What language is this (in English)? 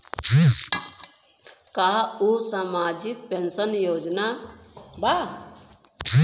Bhojpuri